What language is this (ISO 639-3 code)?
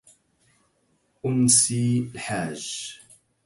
ara